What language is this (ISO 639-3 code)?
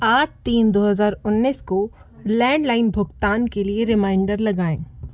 hin